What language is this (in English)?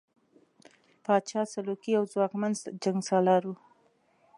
Pashto